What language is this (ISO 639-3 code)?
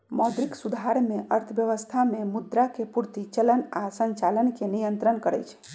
mag